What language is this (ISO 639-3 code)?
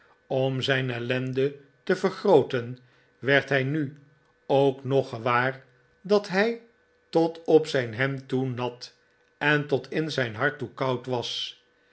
nld